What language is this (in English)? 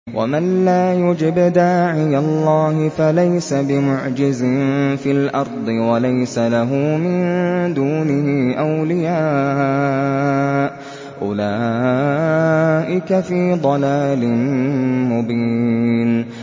Arabic